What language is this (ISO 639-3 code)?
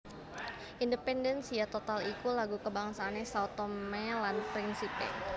jav